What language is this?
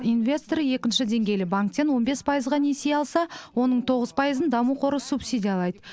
Kazakh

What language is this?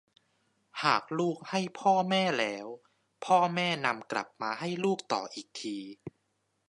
Thai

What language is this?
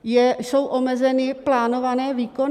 Czech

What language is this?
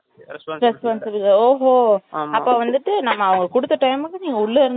Tamil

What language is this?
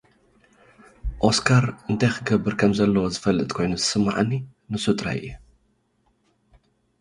Tigrinya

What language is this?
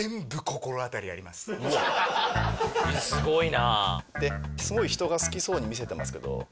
Japanese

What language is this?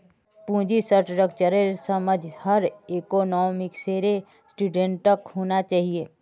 Magahi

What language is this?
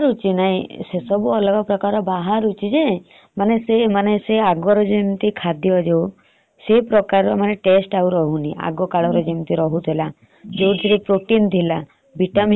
Odia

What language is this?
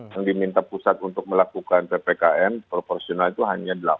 Indonesian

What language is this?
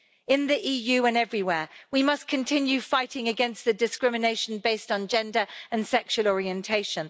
English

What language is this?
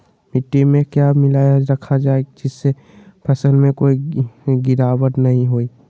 Magahi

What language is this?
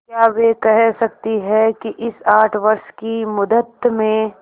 Hindi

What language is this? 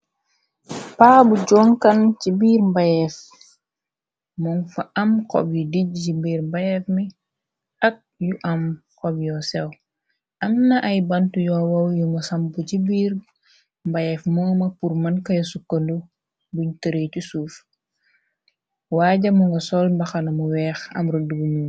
Wolof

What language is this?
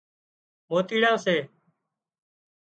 Wadiyara Koli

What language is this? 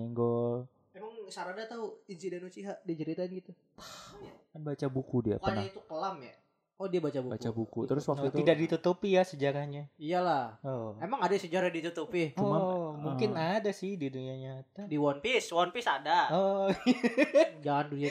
Indonesian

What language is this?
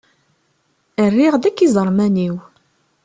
Kabyle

